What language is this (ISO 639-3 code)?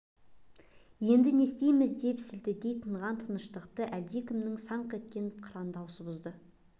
kaz